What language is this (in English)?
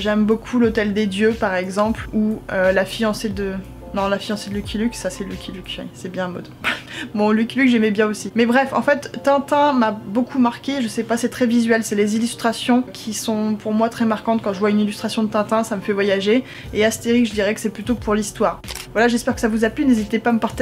French